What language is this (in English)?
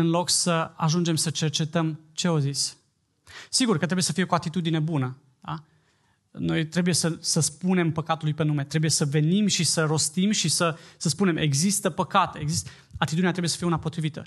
Romanian